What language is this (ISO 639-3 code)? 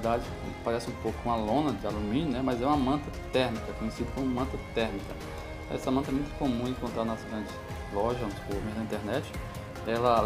por